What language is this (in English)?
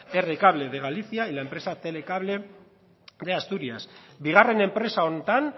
Spanish